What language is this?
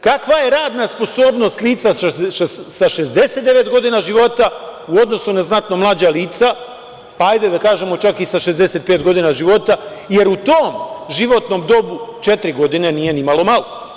Serbian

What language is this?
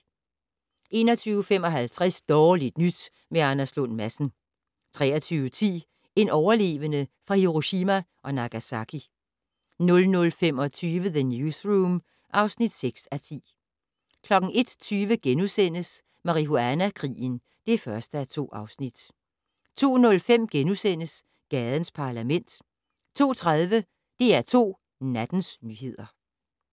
Danish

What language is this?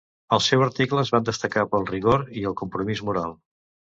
Catalan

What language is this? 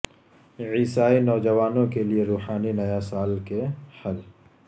Urdu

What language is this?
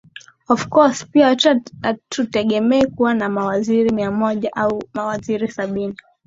Swahili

